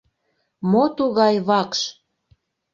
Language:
Mari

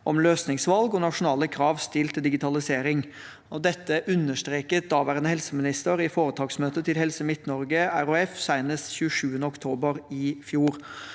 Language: Norwegian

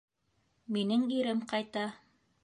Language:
Bashkir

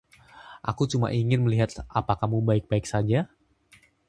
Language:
Indonesian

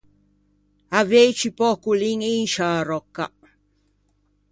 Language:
Ligurian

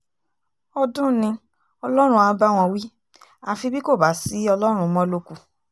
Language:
Yoruba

